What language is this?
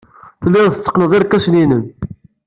Kabyle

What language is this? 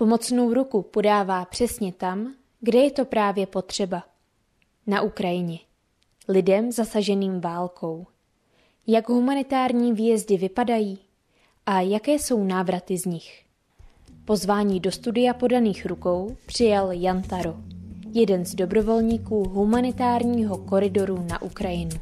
Czech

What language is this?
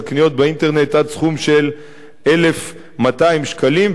Hebrew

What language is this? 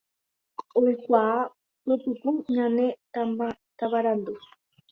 Guarani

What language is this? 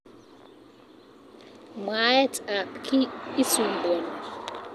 Kalenjin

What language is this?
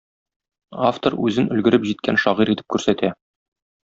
Tatar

